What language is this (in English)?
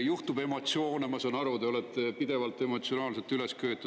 Estonian